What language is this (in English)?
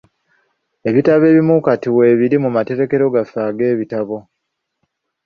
Ganda